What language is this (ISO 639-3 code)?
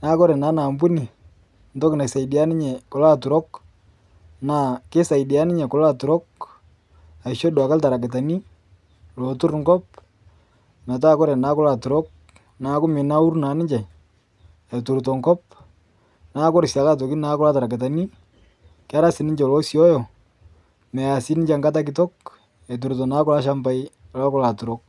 mas